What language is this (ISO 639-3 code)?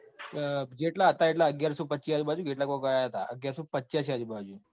guj